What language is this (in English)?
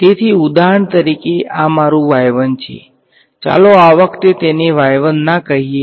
Gujarati